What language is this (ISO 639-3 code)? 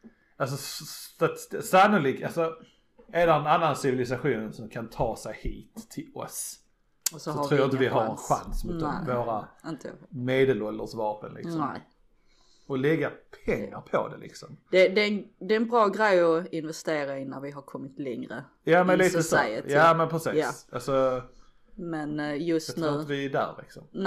swe